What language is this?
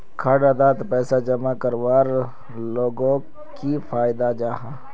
Magahi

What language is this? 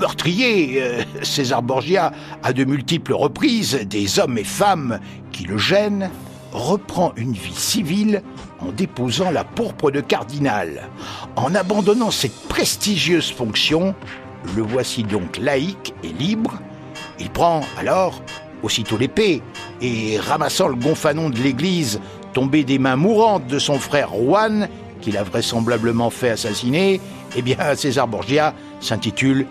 French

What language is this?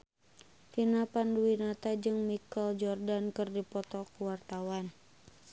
Sundanese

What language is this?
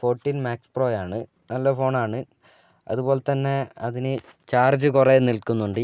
Malayalam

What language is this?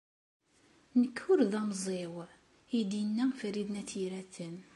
Kabyle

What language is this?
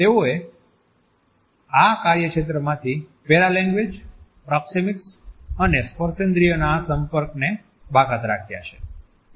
Gujarati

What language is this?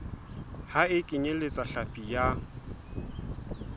Southern Sotho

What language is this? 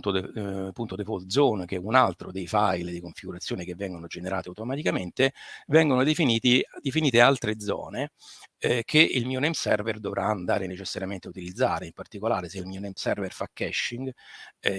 Italian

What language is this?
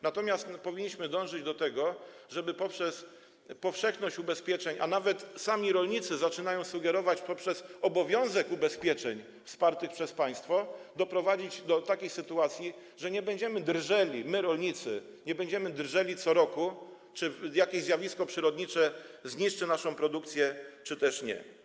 Polish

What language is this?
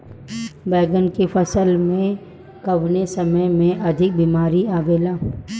Bhojpuri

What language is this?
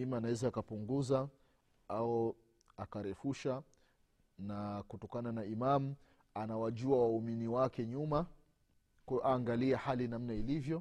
Swahili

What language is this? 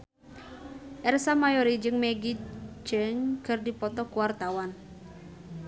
Sundanese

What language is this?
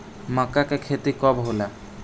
Bhojpuri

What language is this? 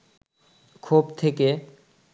Bangla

